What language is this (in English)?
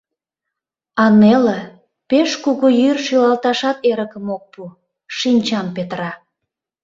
Mari